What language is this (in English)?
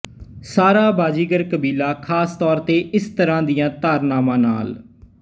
Punjabi